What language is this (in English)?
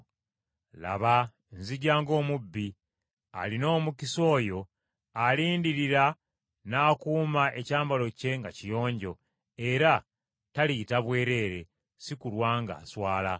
Ganda